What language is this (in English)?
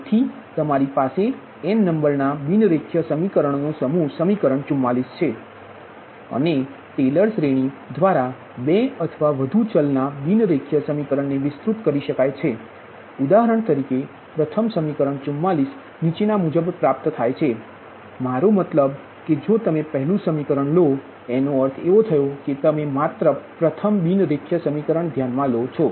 Gujarati